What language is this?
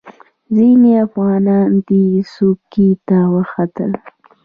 Pashto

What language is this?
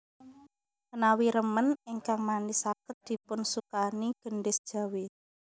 Javanese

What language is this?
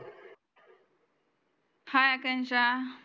Marathi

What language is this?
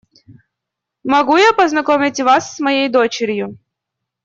Russian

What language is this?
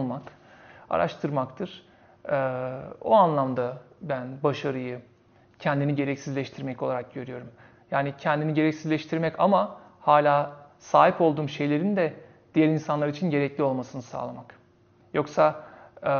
Turkish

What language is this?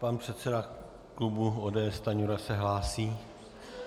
Czech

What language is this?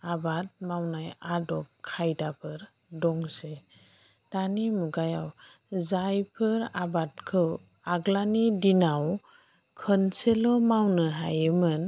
Bodo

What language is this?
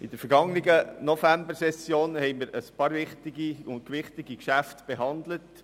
Swiss German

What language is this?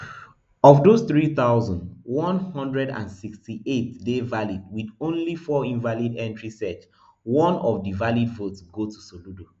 Nigerian Pidgin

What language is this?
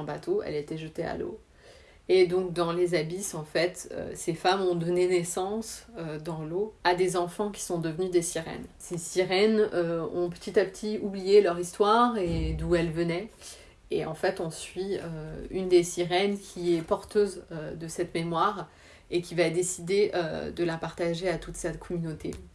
French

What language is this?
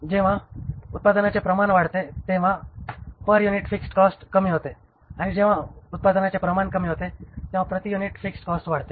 Marathi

